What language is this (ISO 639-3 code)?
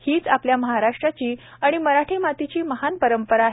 mar